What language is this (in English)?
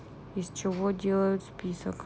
Russian